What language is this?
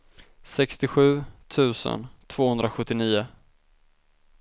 Swedish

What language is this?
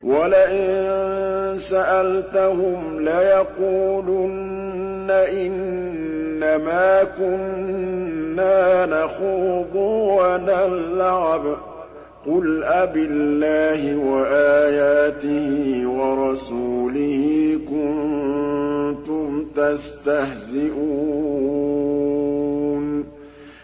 Arabic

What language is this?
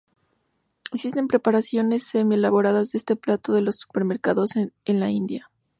Spanish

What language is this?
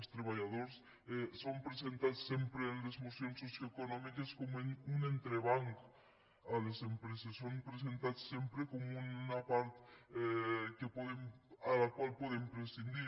Catalan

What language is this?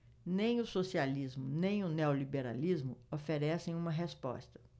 Portuguese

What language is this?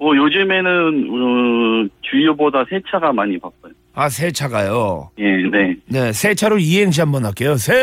Korean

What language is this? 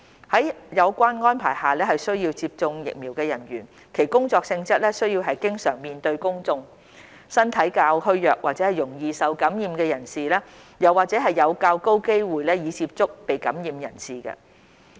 Cantonese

